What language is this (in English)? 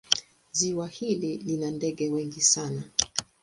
Swahili